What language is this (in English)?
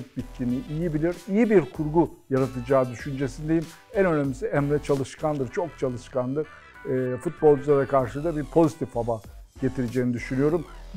Turkish